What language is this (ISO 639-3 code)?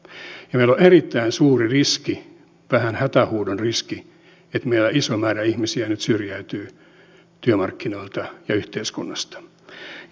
fin